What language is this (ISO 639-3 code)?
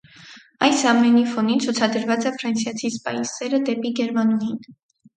hye